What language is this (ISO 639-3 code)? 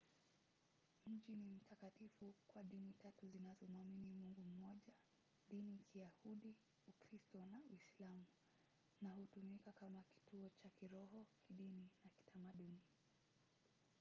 swa